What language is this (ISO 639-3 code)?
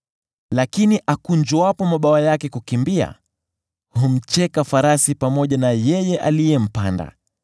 swa